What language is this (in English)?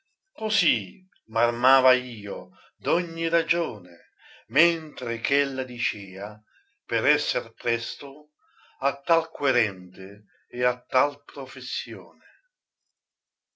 Italian